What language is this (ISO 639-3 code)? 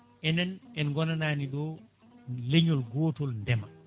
ful